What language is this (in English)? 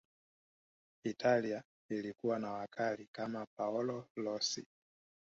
Swahili